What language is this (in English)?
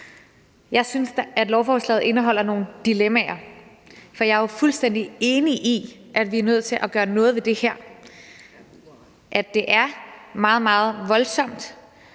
Danish